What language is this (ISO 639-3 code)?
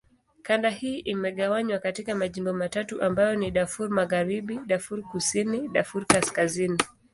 swa